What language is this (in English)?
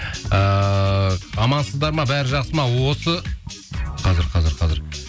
Kazakh